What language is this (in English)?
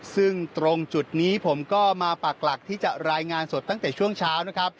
Thai